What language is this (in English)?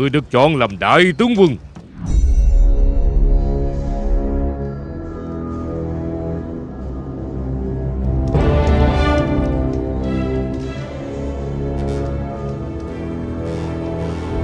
Vietnamese